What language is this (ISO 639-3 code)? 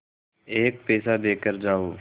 hin